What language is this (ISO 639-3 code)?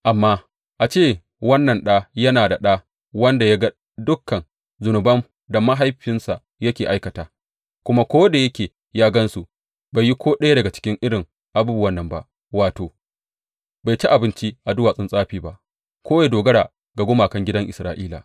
hau